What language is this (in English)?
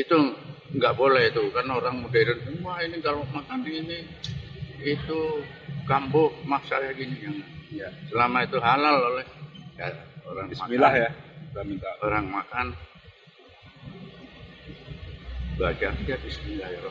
Indonesian